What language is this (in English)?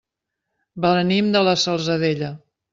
Catalan